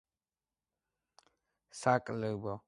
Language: Georgian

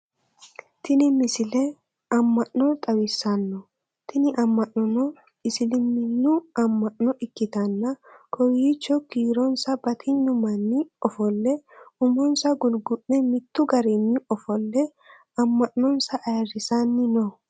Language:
Sidamo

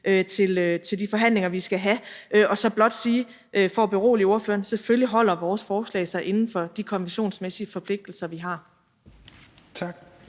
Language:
Danish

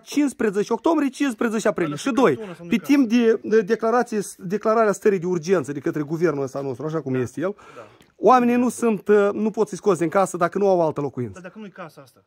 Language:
Romanian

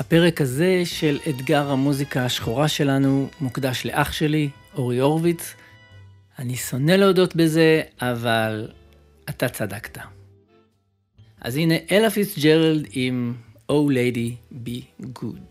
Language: Hebrew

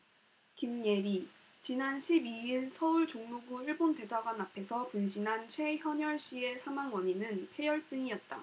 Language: Korean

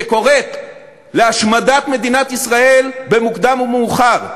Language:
Hebrew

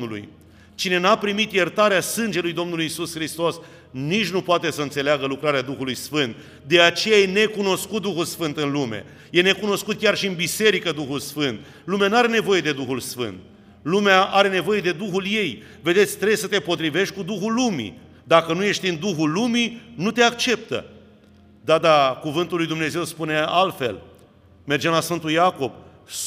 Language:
Romanian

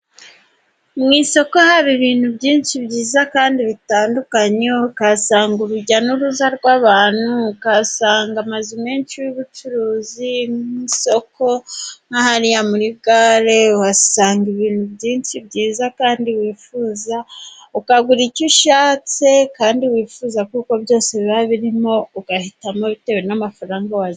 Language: Kinyarwanda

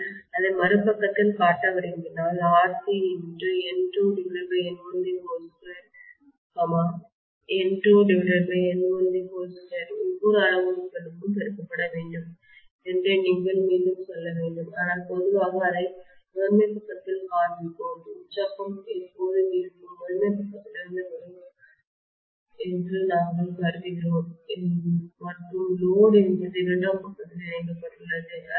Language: Tamil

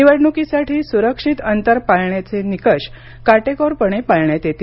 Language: Marathi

